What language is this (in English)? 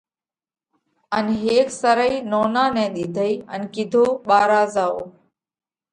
Parkari Koli